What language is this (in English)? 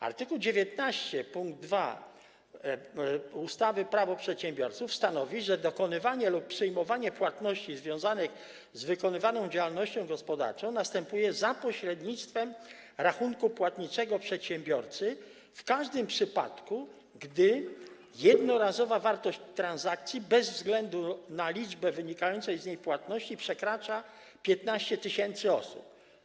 Polish